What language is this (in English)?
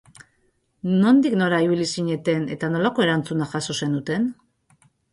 Basque